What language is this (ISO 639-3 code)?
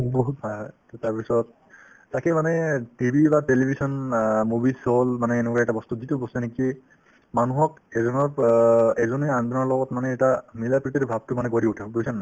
asm